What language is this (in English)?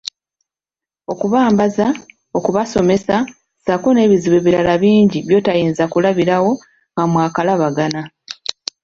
Ganda